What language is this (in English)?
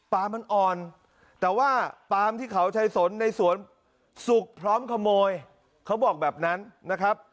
Thai